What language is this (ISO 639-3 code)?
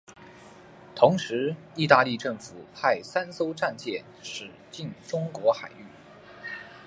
zho